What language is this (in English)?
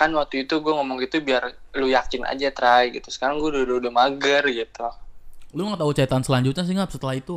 Indonesian